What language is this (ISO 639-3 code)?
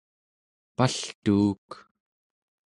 esu